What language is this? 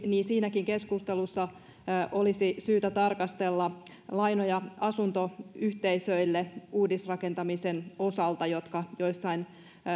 Finnish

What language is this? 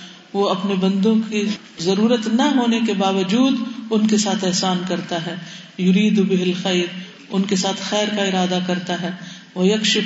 Urdu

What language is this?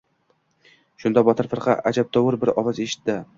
Uzbek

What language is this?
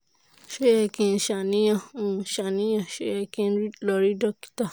Yoruba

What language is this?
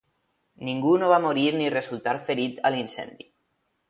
Catalan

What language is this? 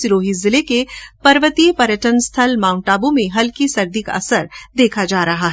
Hindi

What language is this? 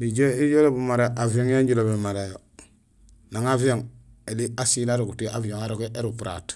Gusilay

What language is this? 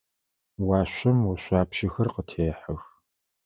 Adyghe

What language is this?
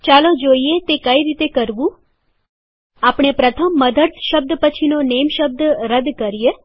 Gujarati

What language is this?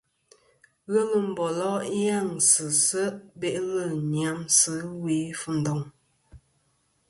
Kom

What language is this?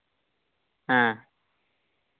Santali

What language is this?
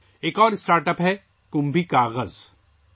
Urdu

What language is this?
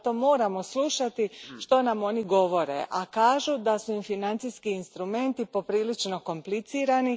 Croatian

